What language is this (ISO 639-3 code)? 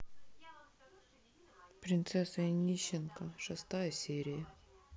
rus